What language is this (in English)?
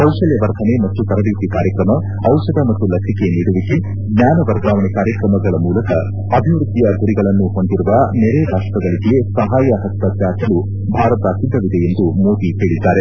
Kannada